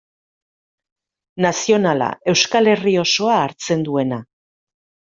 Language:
Basque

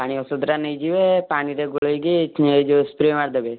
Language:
Odia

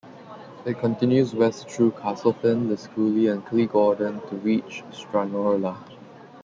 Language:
English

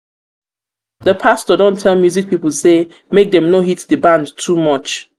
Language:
Nigerian Pidgin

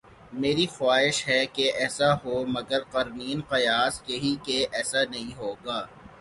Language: Urdu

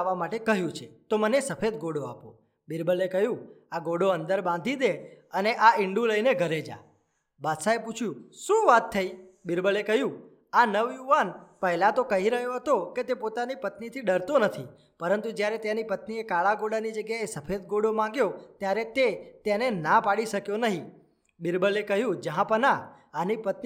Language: Gujarati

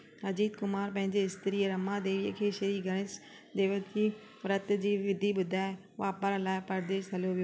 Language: Sindhi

